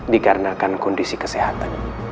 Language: Indonesian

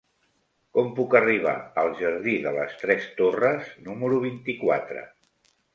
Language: Catalan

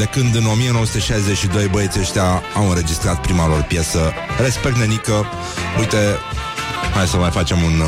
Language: Romanian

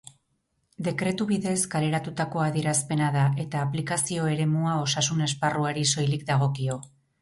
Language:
Basque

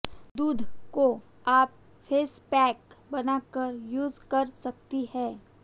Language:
Hindi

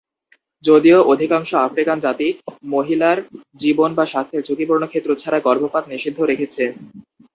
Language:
Bangla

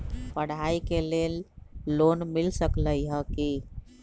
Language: Magahi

